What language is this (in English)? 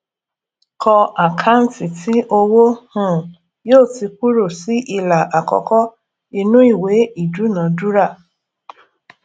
Yoruba